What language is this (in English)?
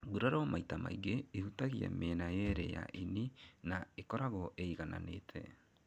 Kikuyu